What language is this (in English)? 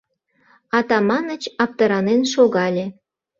Mari